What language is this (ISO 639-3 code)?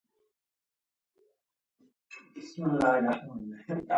pus